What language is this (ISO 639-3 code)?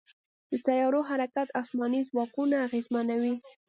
pus